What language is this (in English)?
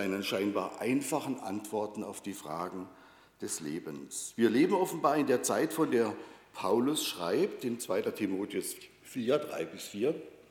German